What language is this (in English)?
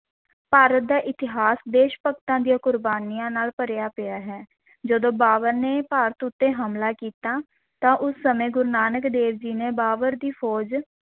Punjabi